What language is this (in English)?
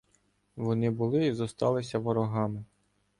Ukrainian